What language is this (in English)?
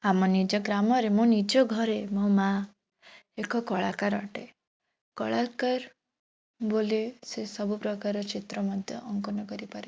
Odia